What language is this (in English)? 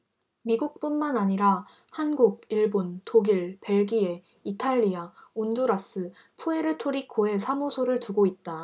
Korean